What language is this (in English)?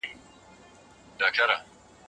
Pashto